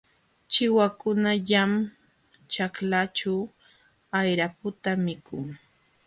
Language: Jauja Wanca Quechua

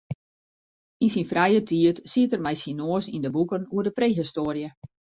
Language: Western Frisian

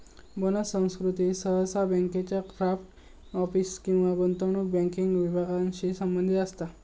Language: Marathi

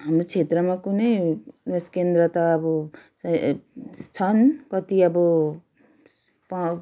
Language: Nepali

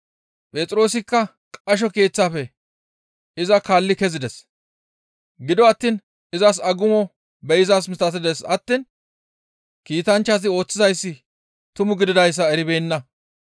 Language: Gamo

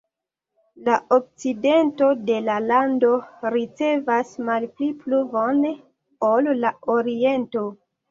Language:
Esperanto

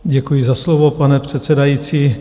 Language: Czech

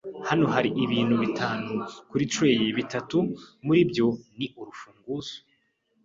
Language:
Kinyarwanda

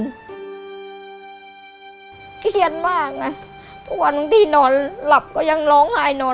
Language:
Thai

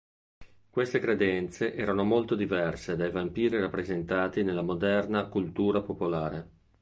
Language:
Italian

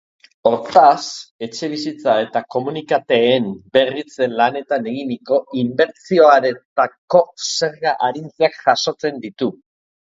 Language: Basque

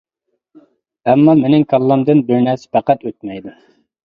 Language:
Uyghur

